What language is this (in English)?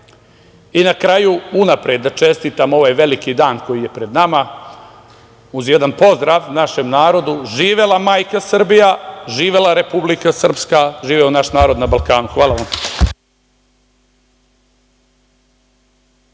Serbian